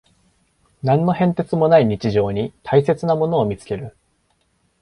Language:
Japanese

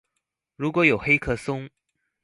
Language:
Chinese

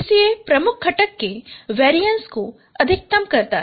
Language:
Hindi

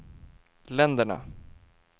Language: Swedish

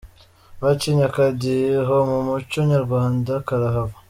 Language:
Kinyarwanda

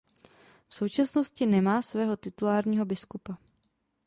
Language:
Czech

